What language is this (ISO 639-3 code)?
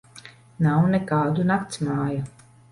lav